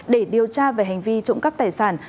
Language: Vietnamese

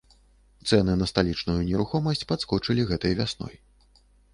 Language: Belarusian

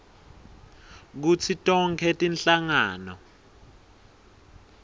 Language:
Swati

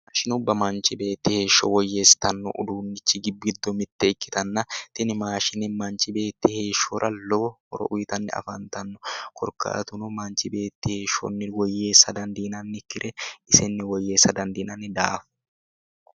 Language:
Sidamo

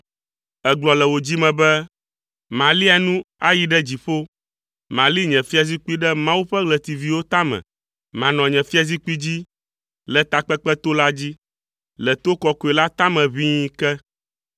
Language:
Ewe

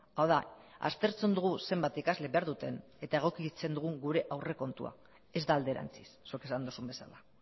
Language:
Basque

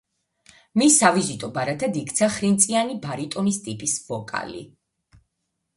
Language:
Georgian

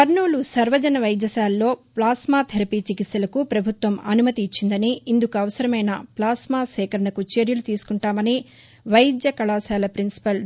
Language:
Telugu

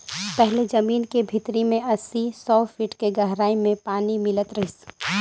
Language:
Chhattisgarhi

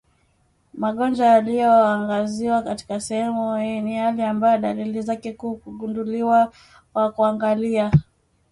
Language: Swahili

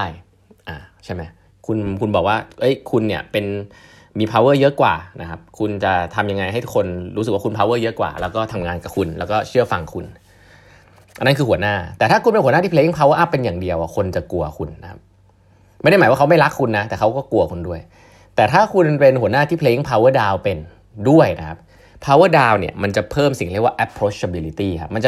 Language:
Thai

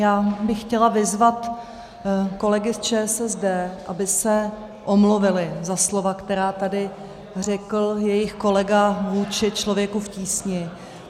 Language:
Czech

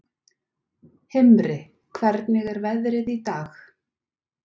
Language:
Icelandic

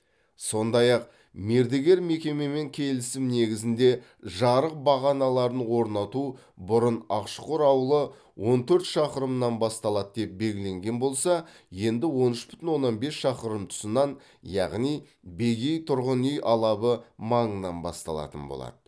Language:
Kazakh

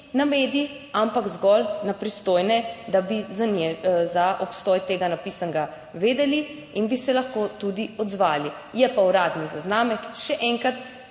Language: Slovenian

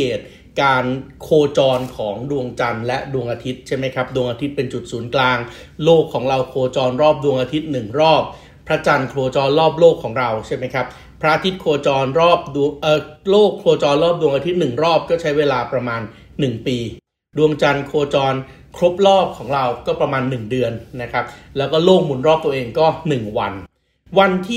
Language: Thai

